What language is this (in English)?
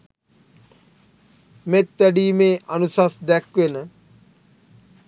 Sinhala